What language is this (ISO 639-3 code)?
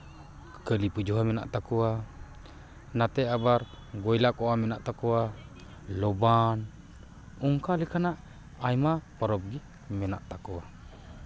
sat